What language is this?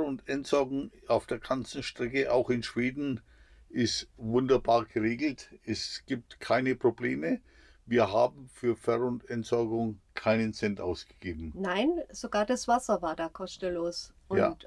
German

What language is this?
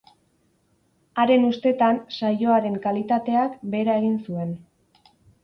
Basque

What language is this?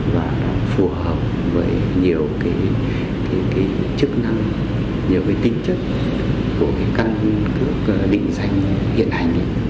Vietnamese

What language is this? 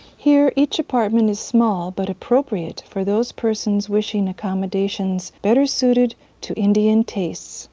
English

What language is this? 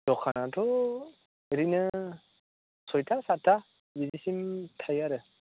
Bodo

